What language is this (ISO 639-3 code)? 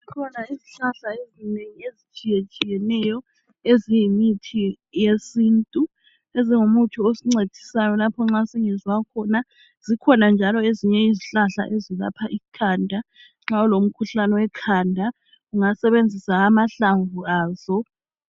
nde